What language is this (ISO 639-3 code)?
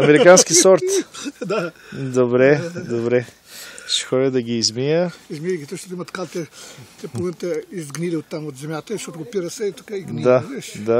bul